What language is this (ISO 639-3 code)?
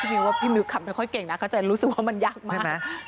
tha